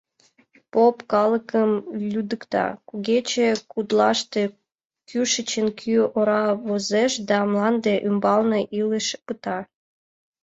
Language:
Mari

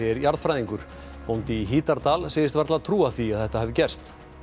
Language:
Icelandic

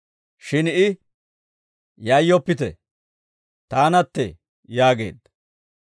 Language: Dawro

